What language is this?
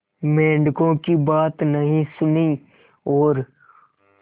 Hindi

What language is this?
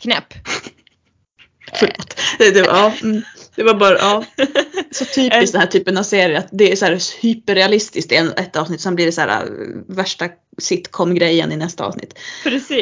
Swedish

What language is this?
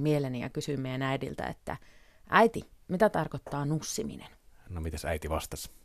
Finnish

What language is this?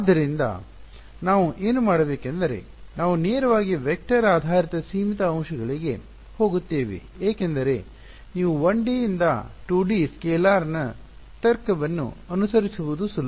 Kannada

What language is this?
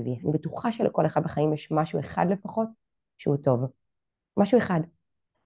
Hebrew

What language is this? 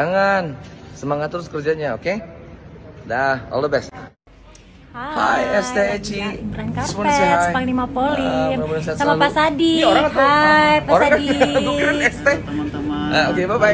Indonesian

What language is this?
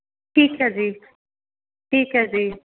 Punjabi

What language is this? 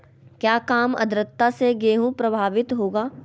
Magahi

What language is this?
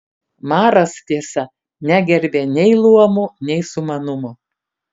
Lithuanian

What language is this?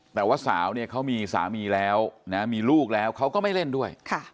Thai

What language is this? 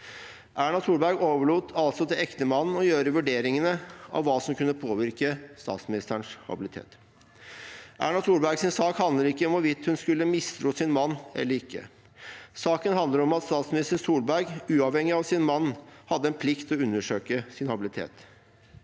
Norwegian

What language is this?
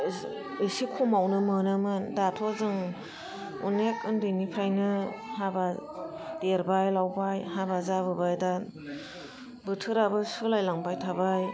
Bodo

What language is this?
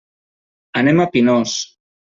Catalan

